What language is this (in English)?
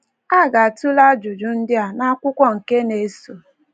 Igbo